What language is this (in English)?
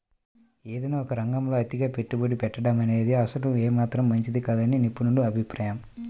Telugu